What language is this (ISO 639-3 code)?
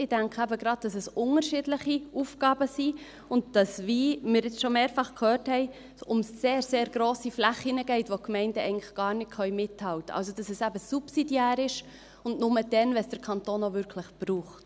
gsw